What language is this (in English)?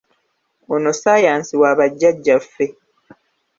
Ganda